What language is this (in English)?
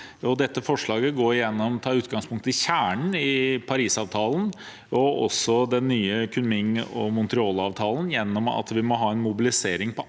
Norwegian